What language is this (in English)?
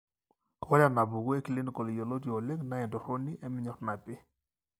Masai